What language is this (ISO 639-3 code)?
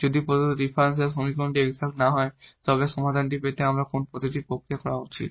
ben